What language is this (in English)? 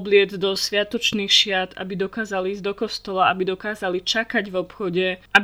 Slovak